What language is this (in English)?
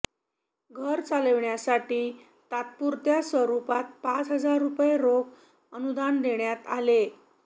Marathi